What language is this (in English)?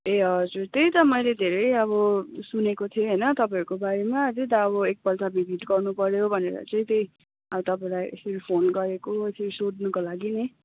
Nepali